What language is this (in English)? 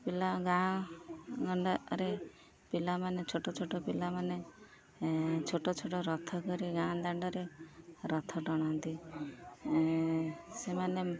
Odia